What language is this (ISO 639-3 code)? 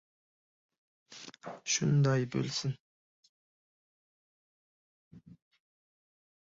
uzb